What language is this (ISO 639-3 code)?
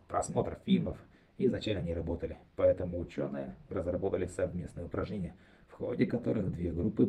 rus